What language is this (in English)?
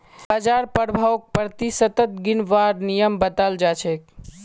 Magahi